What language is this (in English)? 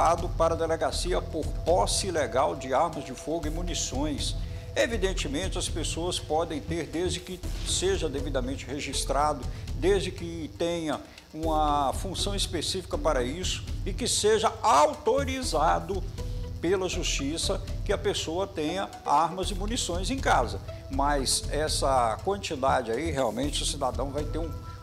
Portuguese